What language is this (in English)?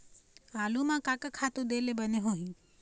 Chhattisgarhi